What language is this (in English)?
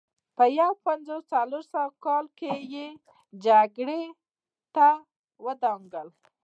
Pashto